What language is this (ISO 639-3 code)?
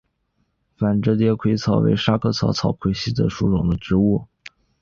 zho